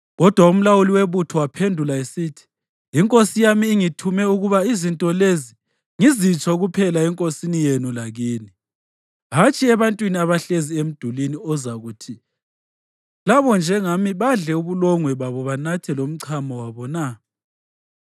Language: North Ndebele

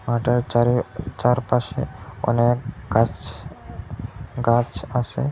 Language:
Bangla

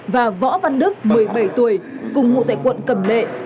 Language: Vietnamese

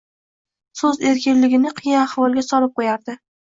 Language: Uzbek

